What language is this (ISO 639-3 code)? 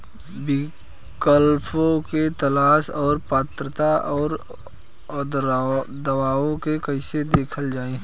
bho